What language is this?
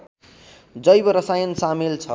Nepali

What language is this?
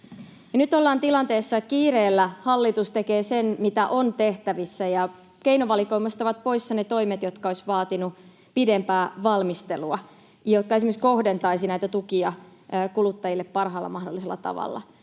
Finnish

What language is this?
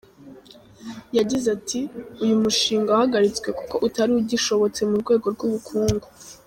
Kinyarwanda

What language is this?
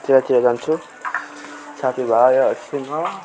Nepali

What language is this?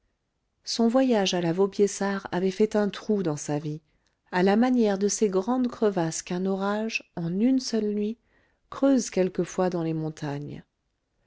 French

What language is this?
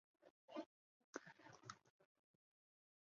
Chinese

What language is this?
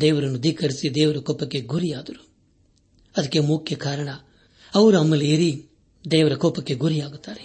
Kannada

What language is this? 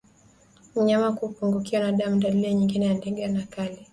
Swahili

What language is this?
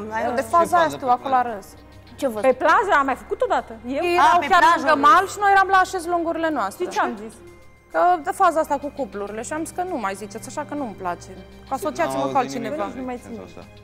Romanian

